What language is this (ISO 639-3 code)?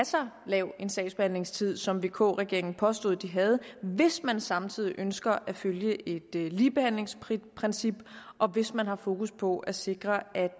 dan